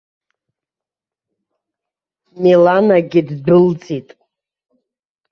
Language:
Abkhazian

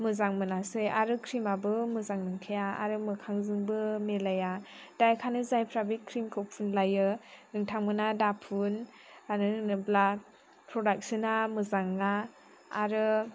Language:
Bodo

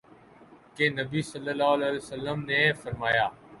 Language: Urdu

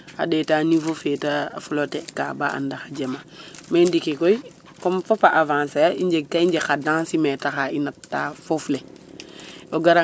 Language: Serer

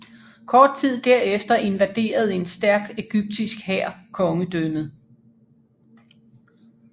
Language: Danish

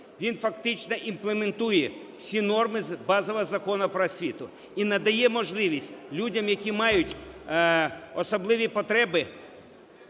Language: Ukrainian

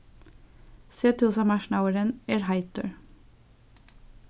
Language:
Faroese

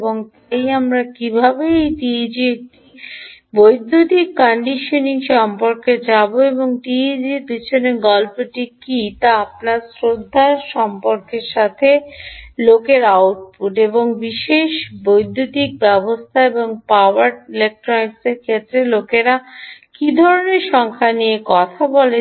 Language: Bangla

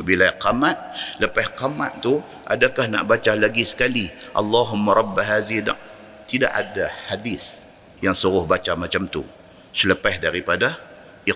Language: Malay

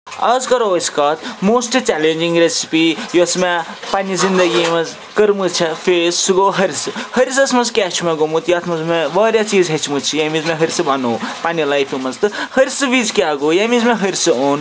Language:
Kashmiri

